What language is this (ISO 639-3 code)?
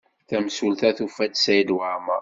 kab